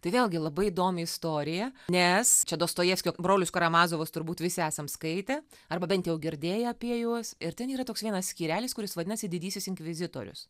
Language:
Lithuanian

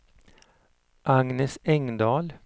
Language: Swedish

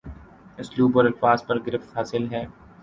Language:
Urdu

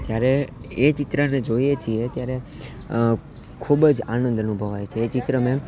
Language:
Gujarati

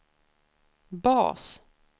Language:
Swedish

